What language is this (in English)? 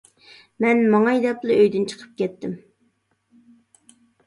Uyghur